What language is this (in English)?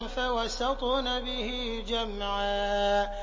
Arabic